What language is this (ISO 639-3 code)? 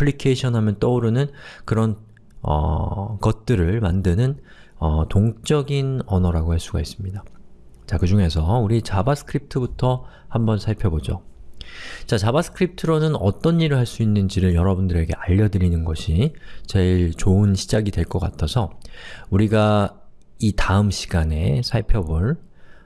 kor